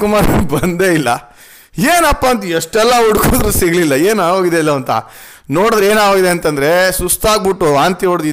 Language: Kannada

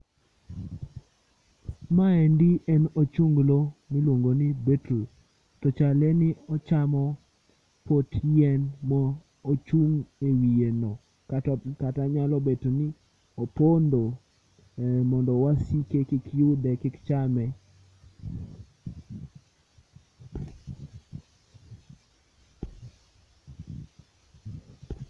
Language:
Luo (Kenya and Tanzania)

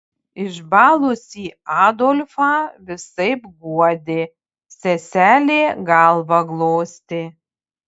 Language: Lithuanian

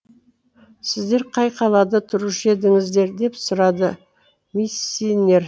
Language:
Kazakh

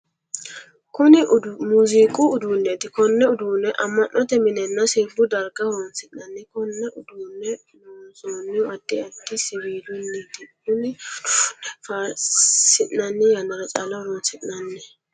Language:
Sidamo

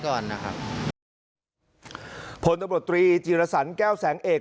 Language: Thai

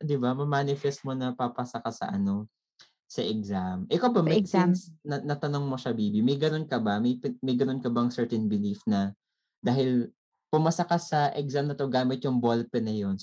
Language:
Filipino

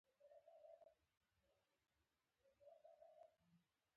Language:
Pashto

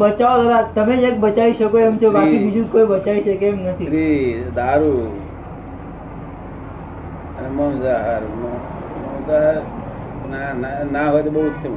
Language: Gujarati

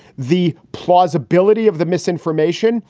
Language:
English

